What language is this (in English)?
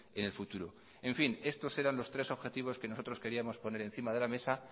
Spanish